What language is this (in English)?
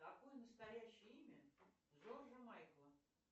Russian